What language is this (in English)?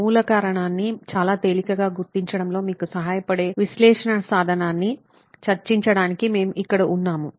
Telugu